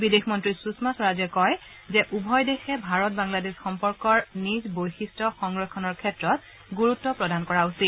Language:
Assamese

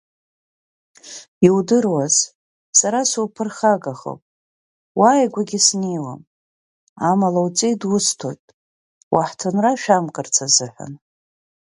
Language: Abkhazian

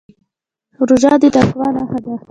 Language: Pashto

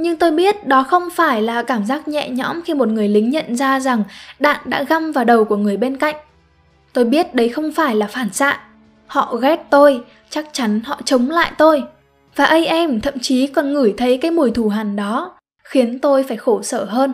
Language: Vietnamese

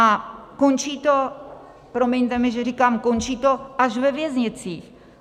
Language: Czech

